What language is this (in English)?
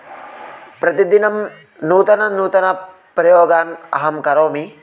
Sanskrit